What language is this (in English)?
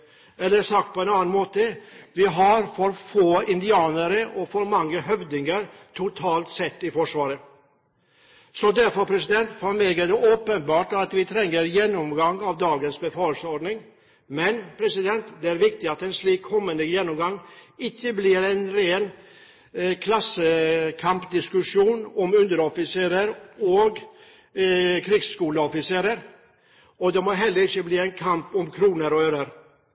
Norwegian Bokmål